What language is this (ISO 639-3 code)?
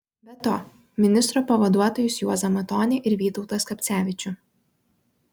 lit